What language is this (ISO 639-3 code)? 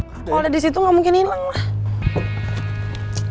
ind